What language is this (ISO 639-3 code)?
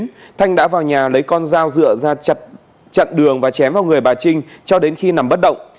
vie